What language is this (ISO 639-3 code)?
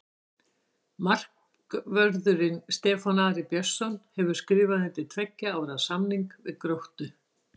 isl